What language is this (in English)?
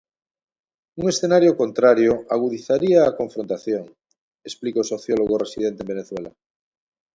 Galician